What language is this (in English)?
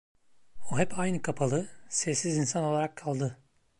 Turkish